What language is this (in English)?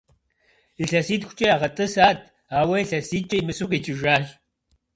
Kabardian